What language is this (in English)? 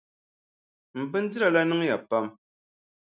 Dagbani